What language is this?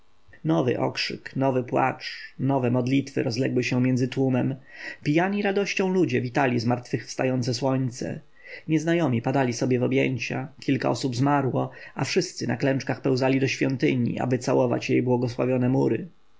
Polish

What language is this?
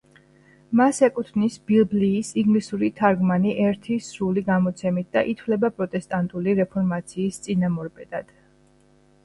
Georgian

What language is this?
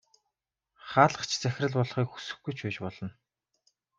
Mongolian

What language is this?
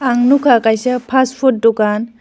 Kok Borok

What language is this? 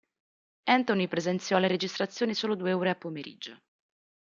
Italian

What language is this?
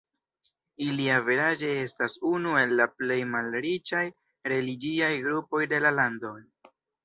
Esperanto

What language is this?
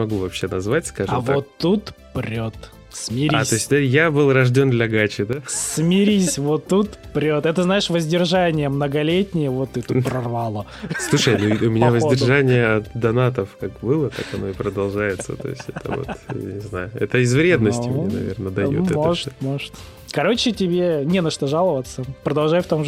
Russian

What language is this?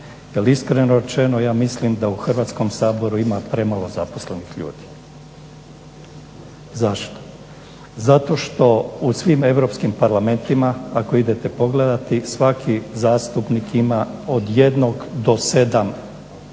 Croatian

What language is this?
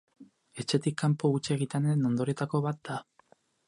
Basque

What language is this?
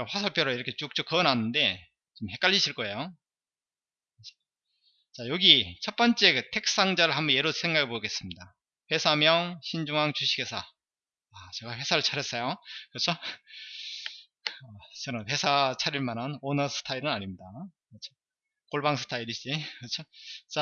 Korean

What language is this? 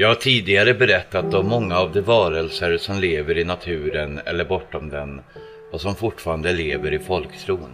Swedish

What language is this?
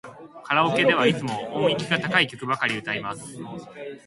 Japanese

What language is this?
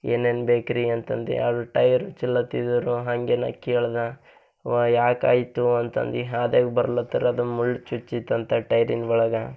Kannada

